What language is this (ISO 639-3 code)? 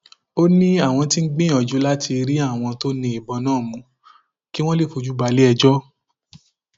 yor